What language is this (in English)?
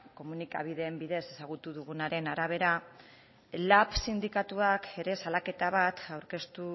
Basque